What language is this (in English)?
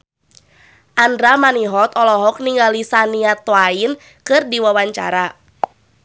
Sundanese